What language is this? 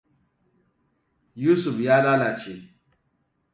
Hausa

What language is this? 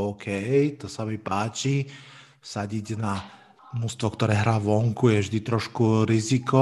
Slovak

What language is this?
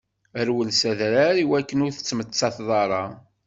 Kabyle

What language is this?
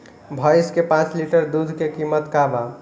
Bhojpuri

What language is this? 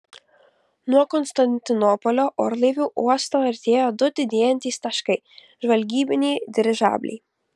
Lithuanian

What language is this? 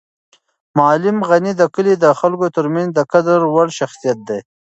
Pashto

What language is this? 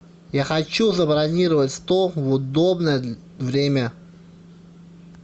Russian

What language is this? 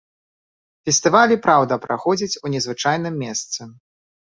Belarusian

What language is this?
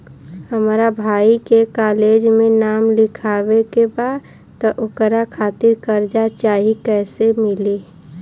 Bhojpuri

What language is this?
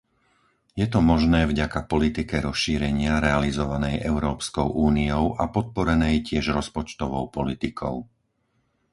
Slovak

